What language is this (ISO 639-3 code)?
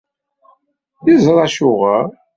kab